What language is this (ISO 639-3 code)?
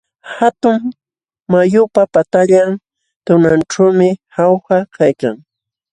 qxw